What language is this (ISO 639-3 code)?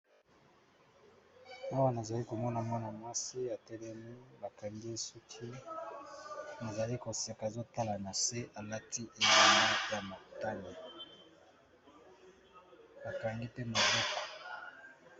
lin